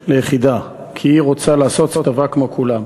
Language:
Hebrew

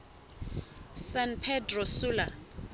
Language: Southern Sotho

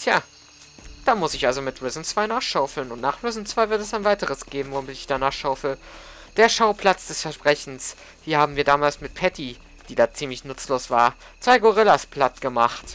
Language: German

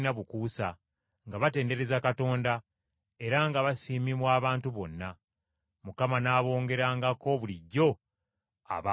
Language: Ganda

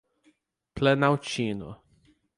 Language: Portuguese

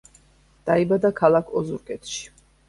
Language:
Georgian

